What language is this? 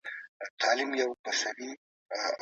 Pashto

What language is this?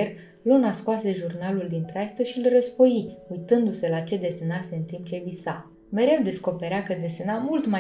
Romanian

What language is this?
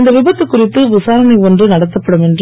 Tamil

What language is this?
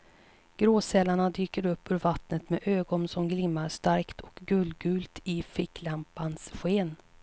Swedish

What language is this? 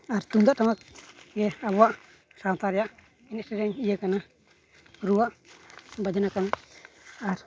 Santali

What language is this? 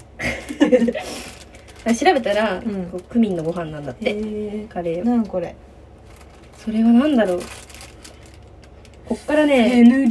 Japanese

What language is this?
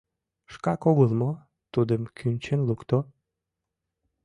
Mari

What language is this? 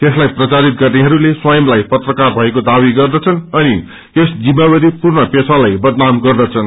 Nepali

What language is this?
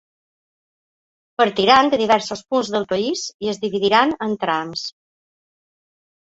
Catalan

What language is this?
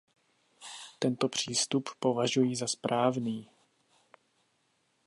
Czech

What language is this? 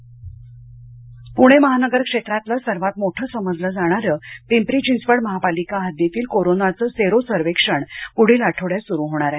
Marathi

